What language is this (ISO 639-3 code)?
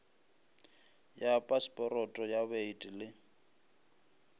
nso